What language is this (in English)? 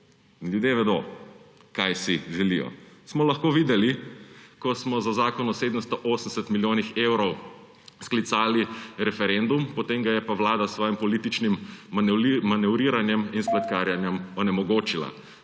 Slovenian